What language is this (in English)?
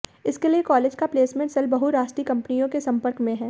Hindi